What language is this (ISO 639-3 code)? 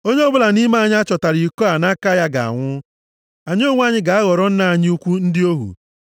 ibo